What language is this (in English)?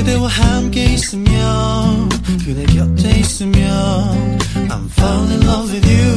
Korean